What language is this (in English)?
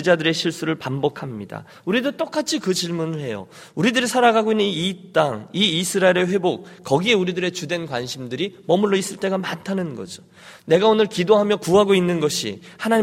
Korean